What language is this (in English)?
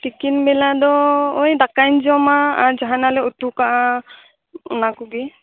Santali